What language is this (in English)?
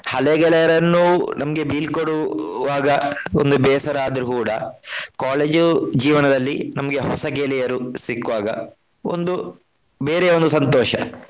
Kannada